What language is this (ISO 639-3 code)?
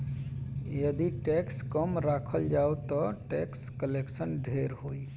bho